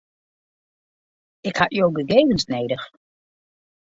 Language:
Western Frisian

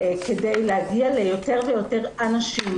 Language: Hebrew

